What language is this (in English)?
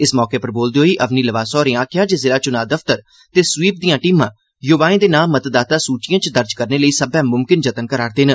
Dogri